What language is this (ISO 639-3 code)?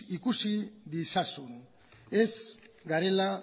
eus